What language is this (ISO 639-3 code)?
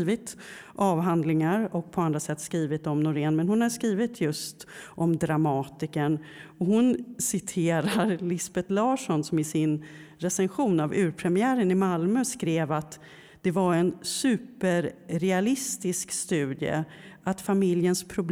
swe